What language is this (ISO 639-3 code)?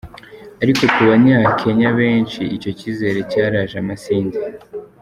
kin